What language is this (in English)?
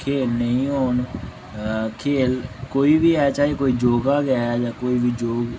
Dogri